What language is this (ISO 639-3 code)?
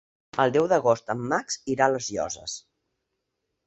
cat